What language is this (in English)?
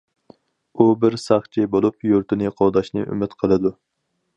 Uyghur